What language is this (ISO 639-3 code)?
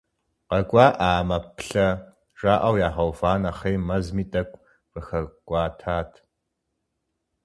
kbd